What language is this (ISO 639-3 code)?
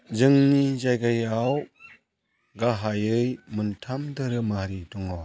brx